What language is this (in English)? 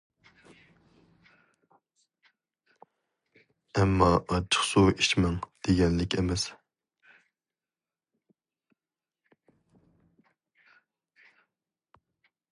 Uyghur